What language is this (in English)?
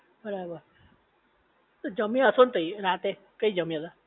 Gujarati